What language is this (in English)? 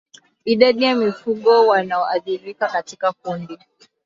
Swahili